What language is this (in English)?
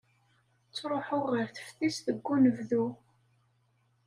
Kabyle